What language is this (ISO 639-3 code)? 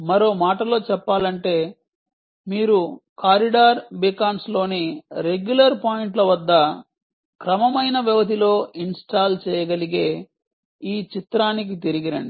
tel